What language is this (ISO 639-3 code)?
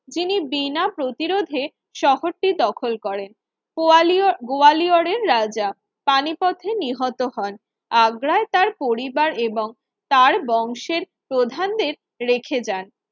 ben